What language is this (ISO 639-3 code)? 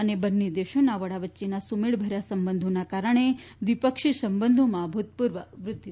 guj